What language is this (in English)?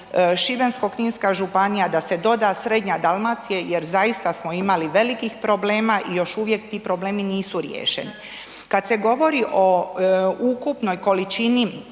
Croatian